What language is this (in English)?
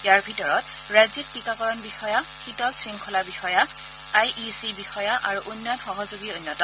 Assamese